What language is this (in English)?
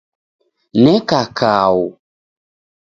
Taita